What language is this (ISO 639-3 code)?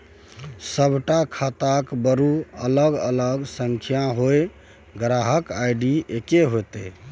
mai